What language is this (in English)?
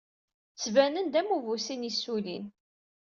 Kabyle